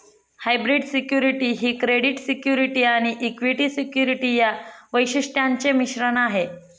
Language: Marathi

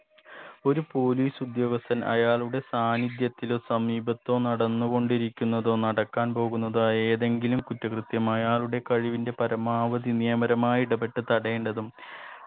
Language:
Malayalam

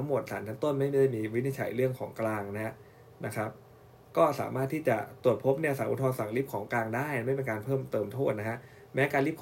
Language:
Thai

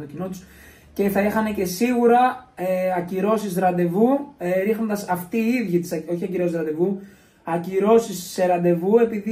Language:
Greek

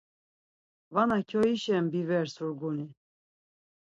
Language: Laz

